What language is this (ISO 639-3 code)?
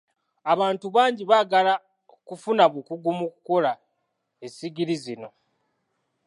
lug